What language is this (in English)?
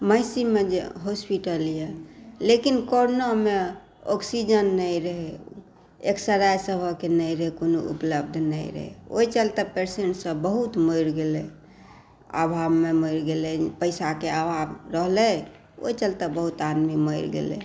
Maithili